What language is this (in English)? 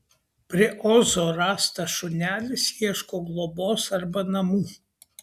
Lithuanian